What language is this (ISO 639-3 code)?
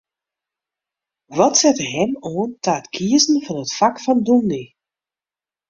fry